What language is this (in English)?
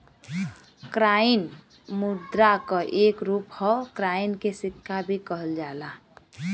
Bhojpuri